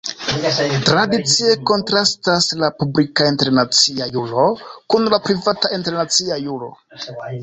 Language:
Esperanto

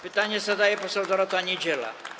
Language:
Polish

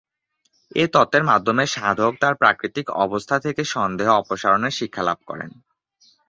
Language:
Bangla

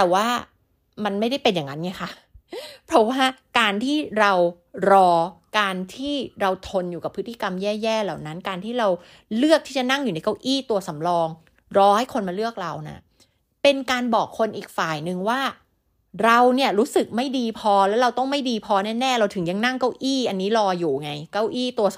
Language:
Thai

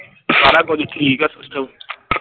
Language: Punjabi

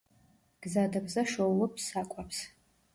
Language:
Georgian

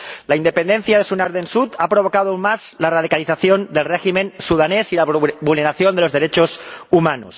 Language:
Spanish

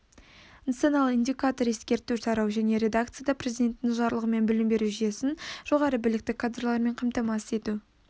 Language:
Kazakh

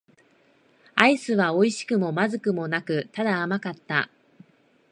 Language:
Japanese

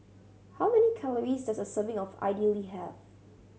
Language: English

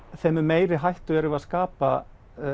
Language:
Icelandic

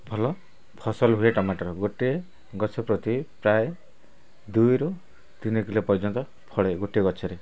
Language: Odia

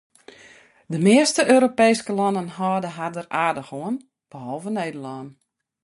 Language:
Western Frisian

